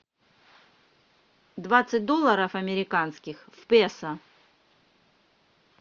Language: Russian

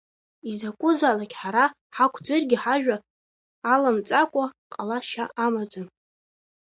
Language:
Abkhazian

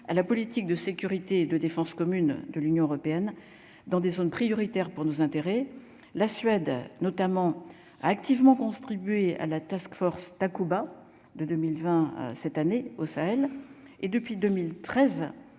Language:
French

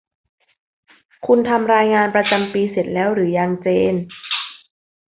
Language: Thai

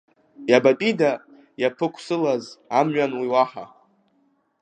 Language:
Abkhazian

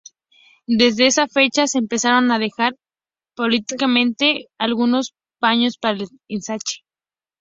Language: Spanish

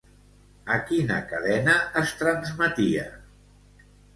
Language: Catalan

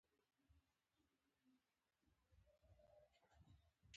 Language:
Pashto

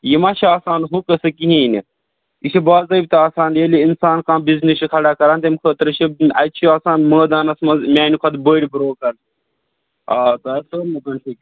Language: Kashmiri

